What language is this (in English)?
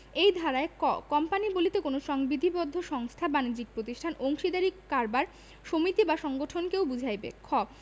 Bangla